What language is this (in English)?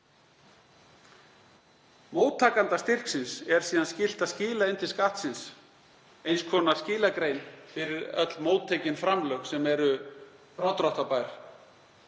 Icelandic